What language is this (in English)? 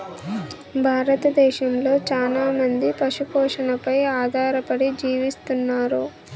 Telugu